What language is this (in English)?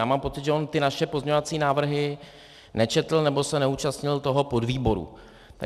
Czech